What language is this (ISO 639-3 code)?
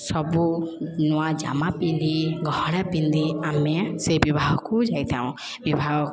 ori